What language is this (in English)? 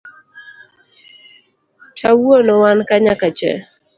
Luo (Kenya and Tanzania)